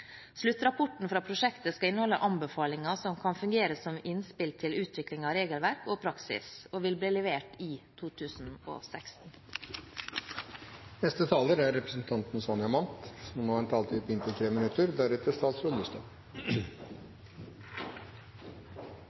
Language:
Norwegian Bokmål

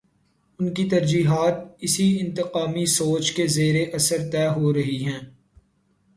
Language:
Urdu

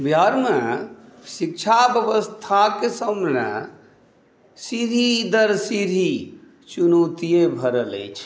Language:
Maithili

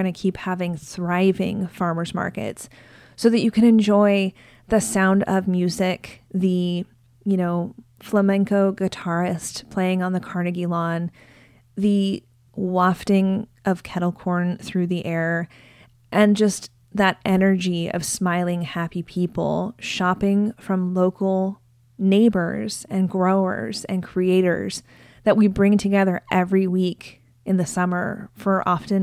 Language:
English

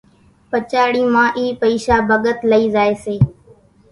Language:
Kachi Koli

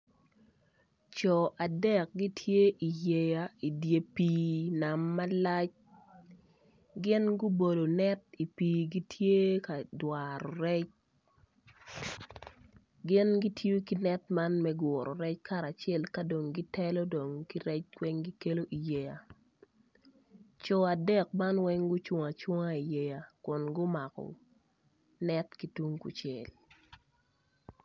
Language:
Acoli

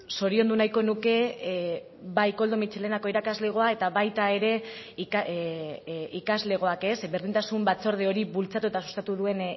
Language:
Basque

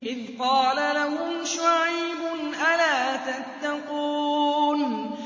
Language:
Arabic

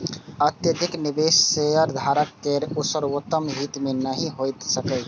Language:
Maithili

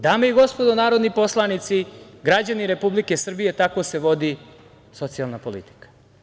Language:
Serbian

